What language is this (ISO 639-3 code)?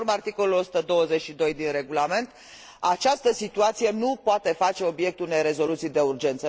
ron